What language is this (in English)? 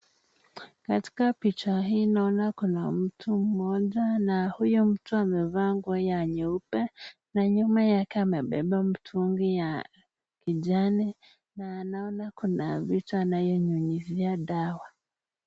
Swahili